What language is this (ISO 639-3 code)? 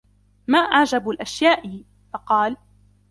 ara